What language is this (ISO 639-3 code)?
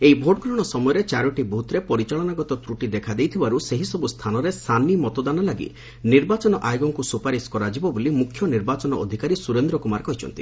ori